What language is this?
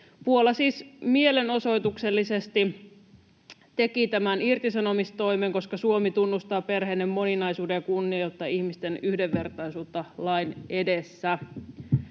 Finnish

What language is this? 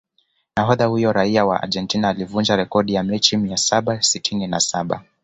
Swahili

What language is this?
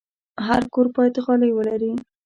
Pashto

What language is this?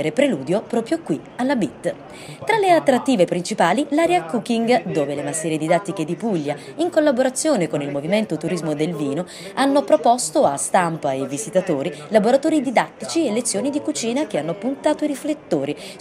Italian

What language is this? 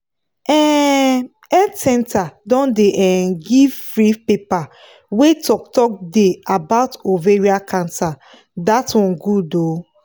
Nigerian Pidgin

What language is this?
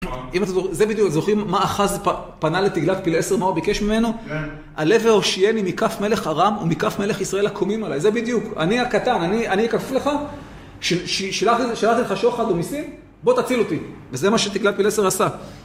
Hebrew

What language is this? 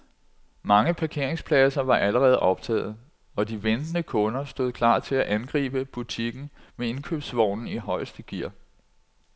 Danish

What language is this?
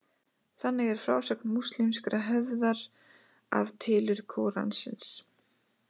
Icelandic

